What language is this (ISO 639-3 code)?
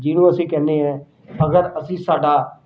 pan